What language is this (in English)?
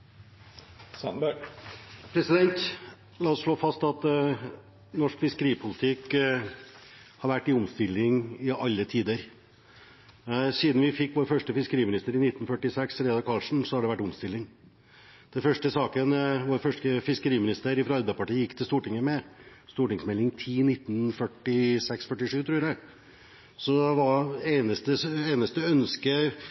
Norwegian